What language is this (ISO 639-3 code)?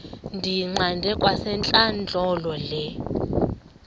xho